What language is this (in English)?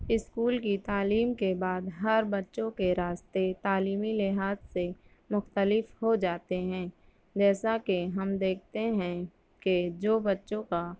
Urdu